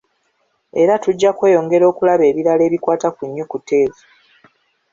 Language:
Ganda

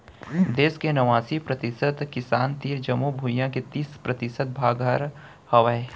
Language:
Chhattisgarhi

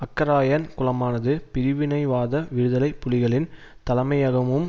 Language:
Tamil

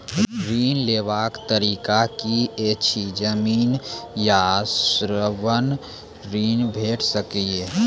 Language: Maithili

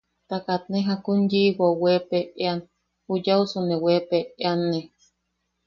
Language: Yaqui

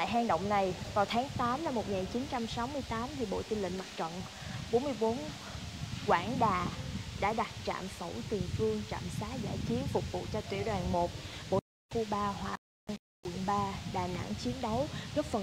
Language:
Vietnamese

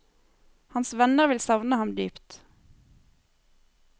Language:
Norwegian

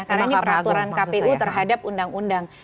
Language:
Indonesian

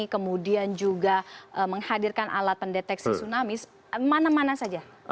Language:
Indonesian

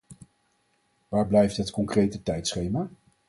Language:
Dutch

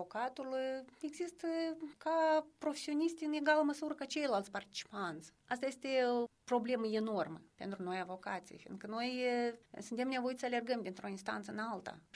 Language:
Romanian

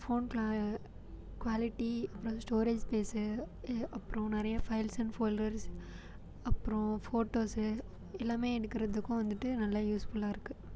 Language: Tamil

